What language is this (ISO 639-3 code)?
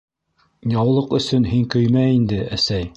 bak